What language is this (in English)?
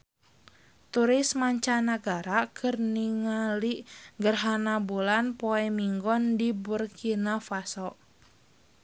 Sundanese